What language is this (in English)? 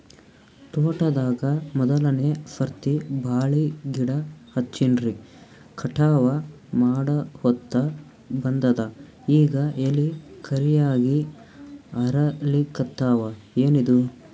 Kannada